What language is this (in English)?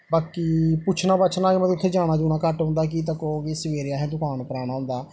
Dogri